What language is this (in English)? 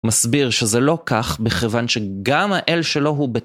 Hebrew